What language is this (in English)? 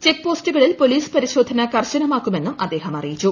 Malayalam